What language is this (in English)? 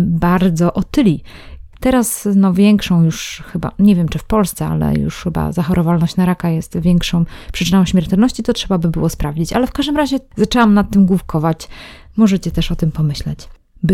Polish